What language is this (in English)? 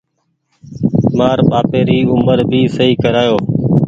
Goaria